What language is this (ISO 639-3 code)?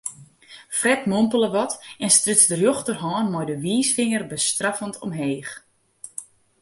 fry